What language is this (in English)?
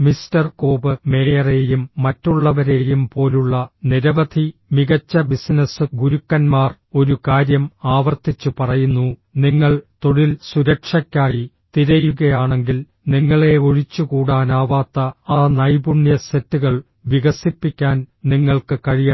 Malayalam